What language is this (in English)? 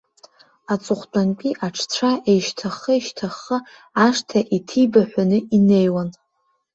Abkhazian